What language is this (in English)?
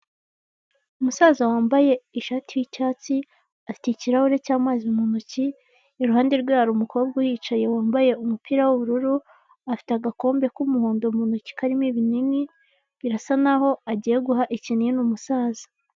Kinyarwanda